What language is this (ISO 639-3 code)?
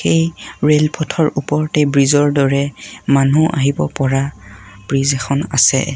asm